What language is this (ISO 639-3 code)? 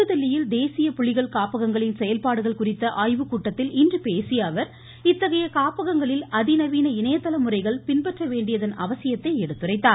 tam